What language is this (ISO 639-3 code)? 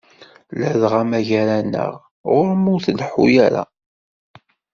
kab